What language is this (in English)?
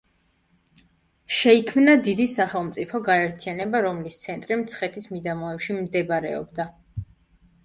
Georgian